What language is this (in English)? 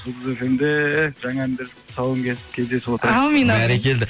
Kazakh